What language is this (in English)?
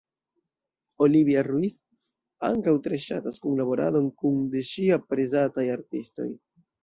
Esperanto